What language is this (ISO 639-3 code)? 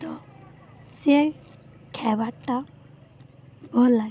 ori